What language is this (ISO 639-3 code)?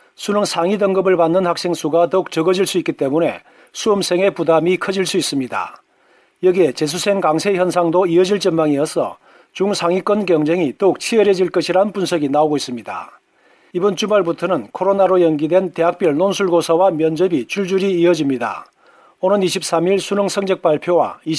kor